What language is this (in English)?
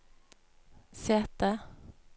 Norwegian